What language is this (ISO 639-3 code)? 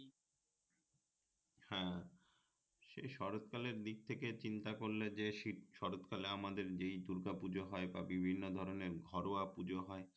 ben